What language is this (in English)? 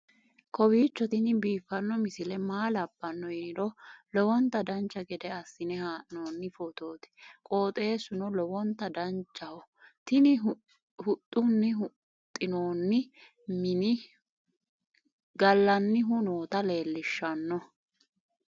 Sidamo